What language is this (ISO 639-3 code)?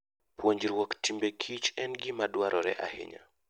luo